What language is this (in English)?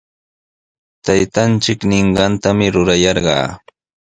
Sihuas Ancash Quechua